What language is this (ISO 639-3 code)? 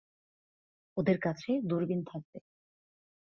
ben